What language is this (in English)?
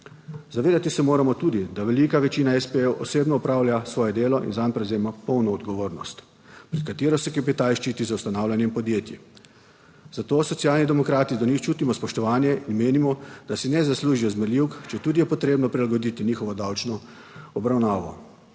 Slovenian